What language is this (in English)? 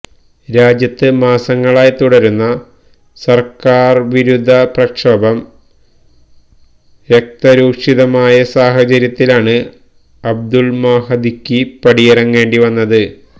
Malayalam